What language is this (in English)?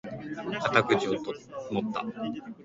Japanese